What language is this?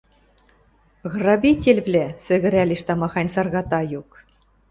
Western Mari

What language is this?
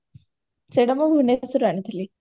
Odia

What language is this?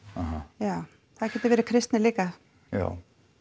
Icelandic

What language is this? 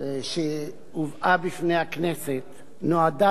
Hebrew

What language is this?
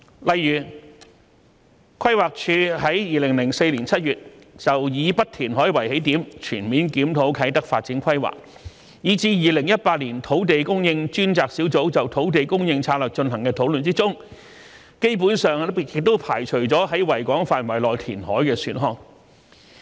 Cantonese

